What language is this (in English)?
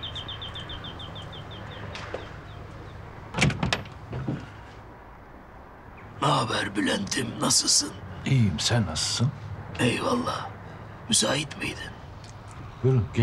Turkish